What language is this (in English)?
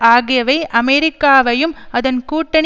Tamil